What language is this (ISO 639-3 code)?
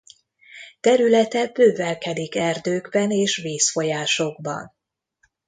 hun